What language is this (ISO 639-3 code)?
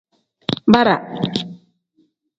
kdh